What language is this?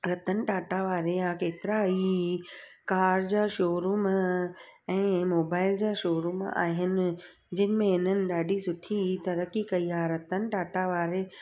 Sindhi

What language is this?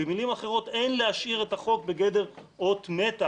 Hebrew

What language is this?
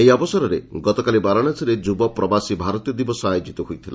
Odia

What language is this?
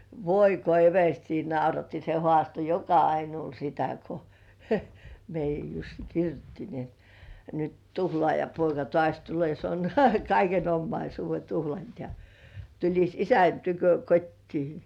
Finnish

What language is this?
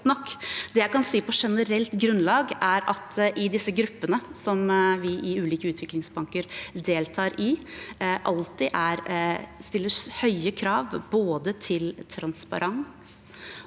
Norwegian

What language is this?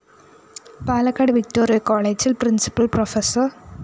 Malayalam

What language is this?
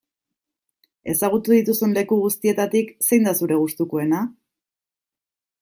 Basque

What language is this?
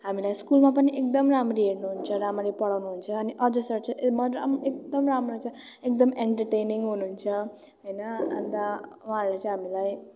Nepali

